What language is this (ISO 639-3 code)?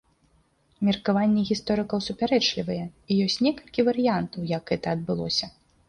bel